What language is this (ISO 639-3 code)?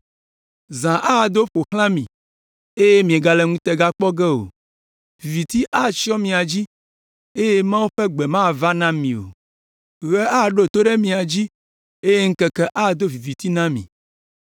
ewe